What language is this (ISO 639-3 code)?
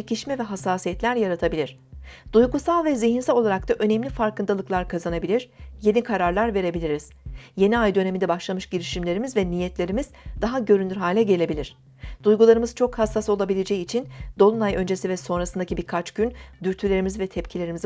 tur